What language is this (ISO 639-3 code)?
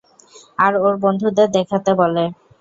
ben